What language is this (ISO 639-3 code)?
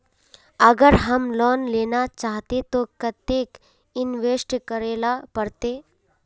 mag